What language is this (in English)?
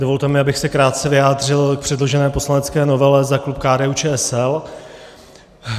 Czech